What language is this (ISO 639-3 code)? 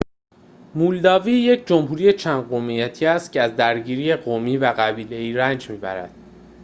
fas